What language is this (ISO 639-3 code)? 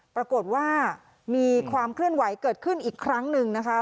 tha